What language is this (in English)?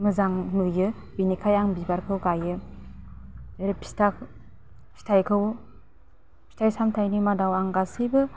Bodo